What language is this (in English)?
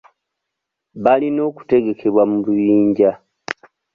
Ganda